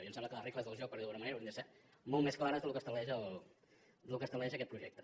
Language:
Catalan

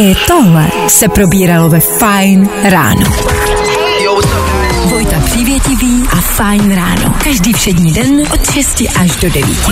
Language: Czech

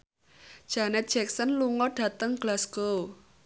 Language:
Javanese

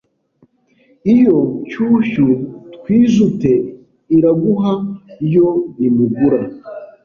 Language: Kinyarwanda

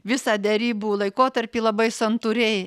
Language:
Lithuanian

